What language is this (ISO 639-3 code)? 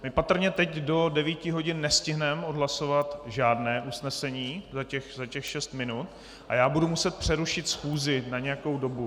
ces